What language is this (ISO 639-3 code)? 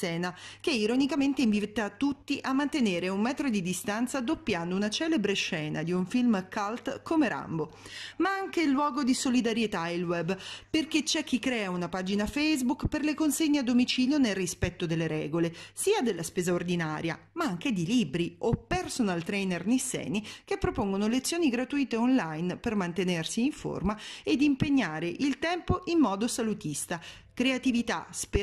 ita